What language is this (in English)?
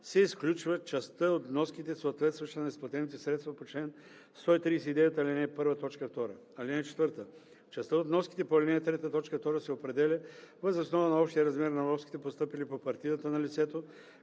Bulgarian